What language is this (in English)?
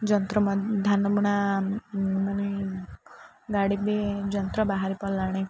Odia